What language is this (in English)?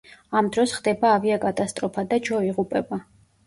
Georgian